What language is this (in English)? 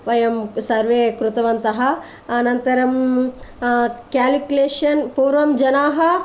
Sanskrit